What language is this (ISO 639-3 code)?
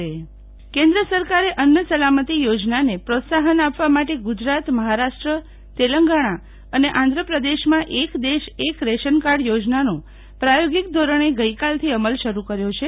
guj